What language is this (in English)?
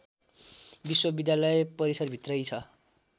Nepali